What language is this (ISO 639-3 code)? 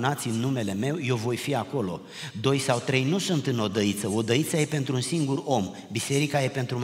ron